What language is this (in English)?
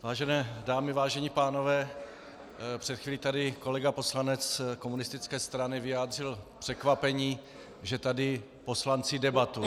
Czech